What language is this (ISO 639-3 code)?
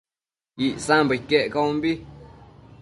mcf